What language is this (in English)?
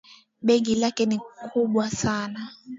Swahili